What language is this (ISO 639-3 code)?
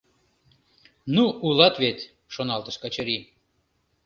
chm